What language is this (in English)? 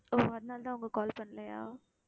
Tamil